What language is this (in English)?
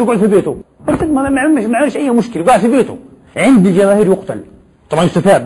Arabic